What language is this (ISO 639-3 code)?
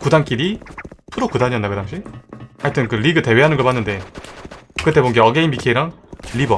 kor